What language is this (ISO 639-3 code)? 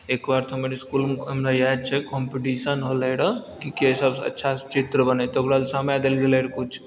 mai